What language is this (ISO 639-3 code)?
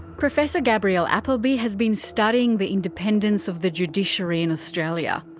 eng